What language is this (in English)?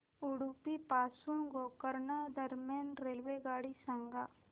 Marathi